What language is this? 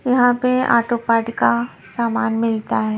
Hindi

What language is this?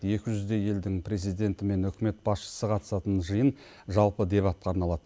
Kazakh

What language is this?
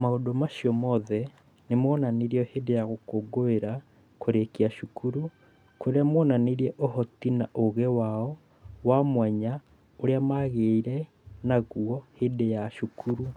Kikuyu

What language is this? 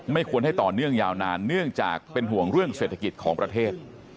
Thai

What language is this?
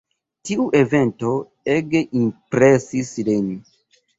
Esperanto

